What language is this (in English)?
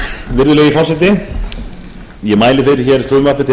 Icelandic